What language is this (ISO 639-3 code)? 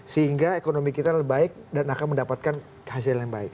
ind